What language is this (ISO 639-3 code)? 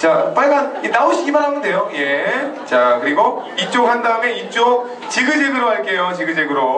kor